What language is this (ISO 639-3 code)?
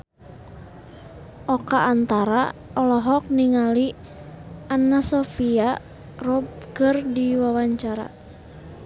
sun